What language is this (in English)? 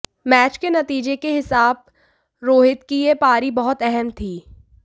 Hindi